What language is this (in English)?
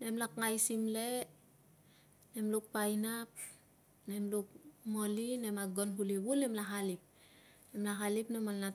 Tungag